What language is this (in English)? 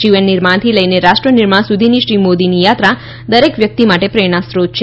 Gujarati